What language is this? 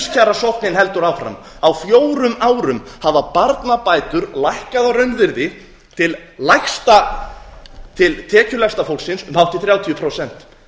Icelandic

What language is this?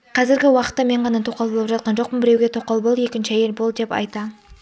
Kazakh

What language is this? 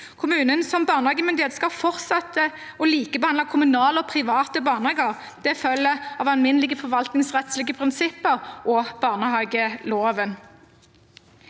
Norwegian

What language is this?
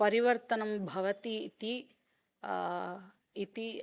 Sanskrit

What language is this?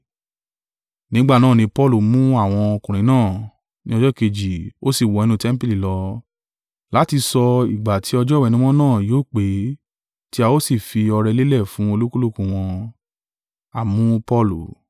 Yoruba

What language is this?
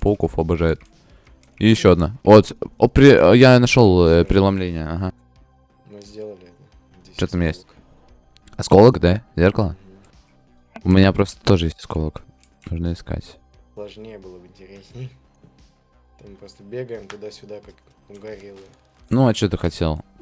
Russian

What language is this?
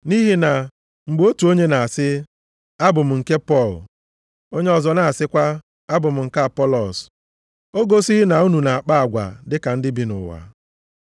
Igbo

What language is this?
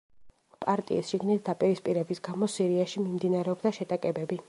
Georgian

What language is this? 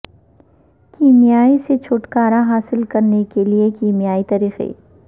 Urdu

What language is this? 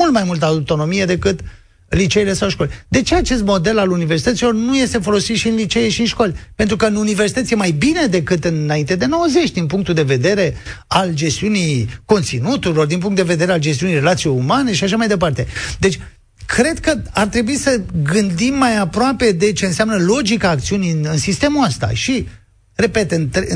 Romanian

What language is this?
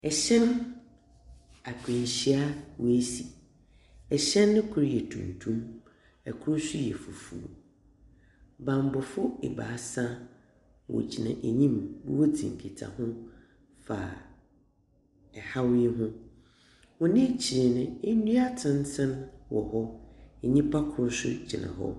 Akan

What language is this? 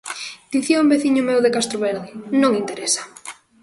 Galician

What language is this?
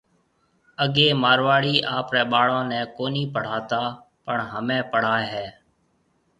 Marwari (Pakistan)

